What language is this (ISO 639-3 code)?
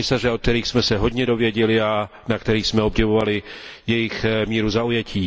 ces